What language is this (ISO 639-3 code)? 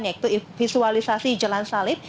ind